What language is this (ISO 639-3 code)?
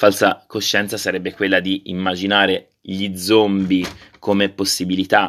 ita